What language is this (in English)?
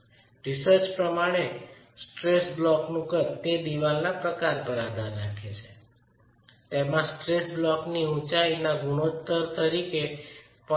Gujarati